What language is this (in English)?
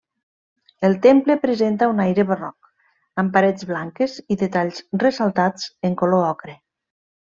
Catalan